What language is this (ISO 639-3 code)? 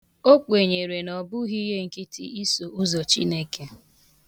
ibo